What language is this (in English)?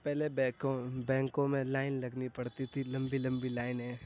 Urdu